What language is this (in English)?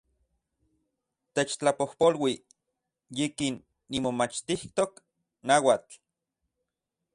Central Puebla Nahuatl